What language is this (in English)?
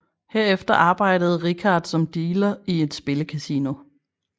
Danish